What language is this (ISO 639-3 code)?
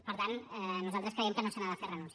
cat